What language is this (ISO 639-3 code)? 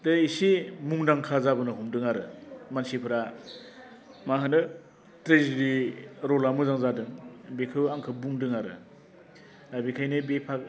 brx